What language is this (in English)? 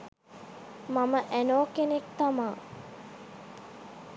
Sinhala